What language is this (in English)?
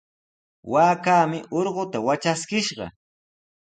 Sihuas Ancash Quechua